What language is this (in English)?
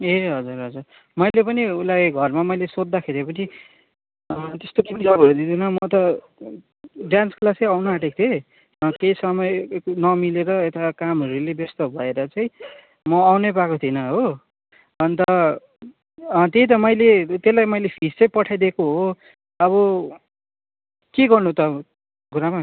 Nepali